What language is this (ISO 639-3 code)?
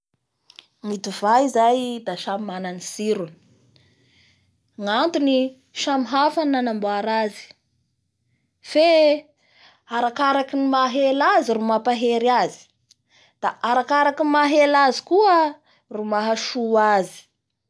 bhr